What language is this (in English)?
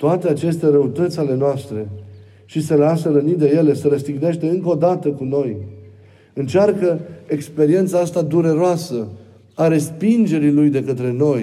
Romanian